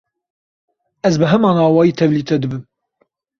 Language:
Kurdish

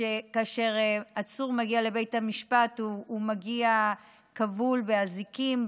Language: Hebrew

